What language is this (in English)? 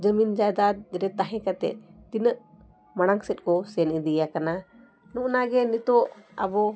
Santali